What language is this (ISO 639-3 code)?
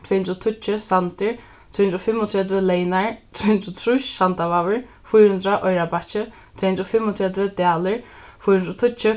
fao